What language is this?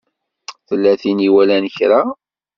Kabyle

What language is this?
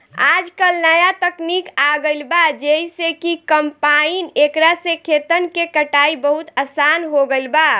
Bhojpuri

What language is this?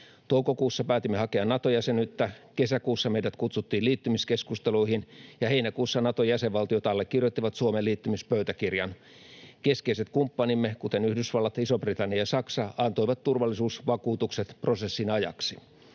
Finnish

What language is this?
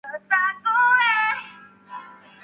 Japanese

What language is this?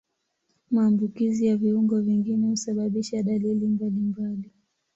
Swahili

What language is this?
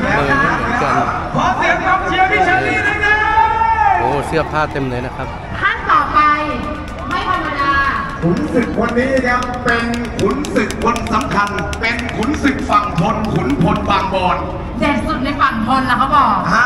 Thai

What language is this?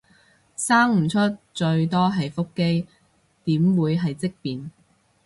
Cantonese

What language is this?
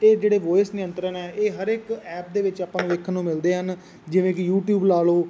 Punjabi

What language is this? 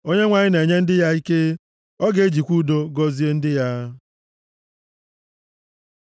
Igbo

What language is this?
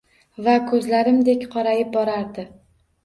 Uzbek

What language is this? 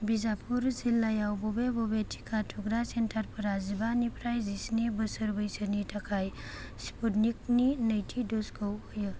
Bodo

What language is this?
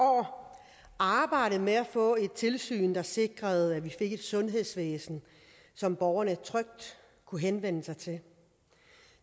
Danish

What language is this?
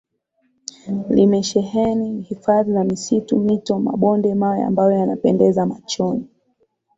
Swahili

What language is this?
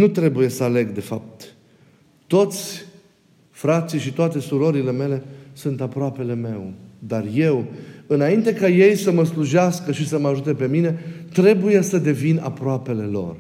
Romanian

